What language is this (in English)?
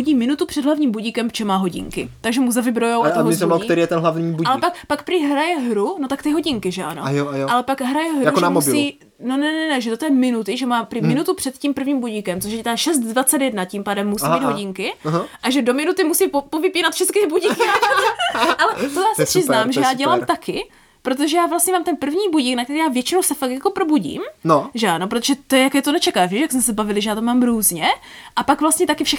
Czech